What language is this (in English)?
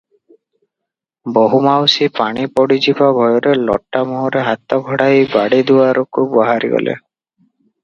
Odia